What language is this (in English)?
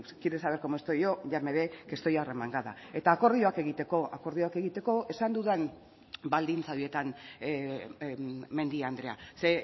Basque